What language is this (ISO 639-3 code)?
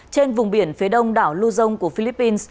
vie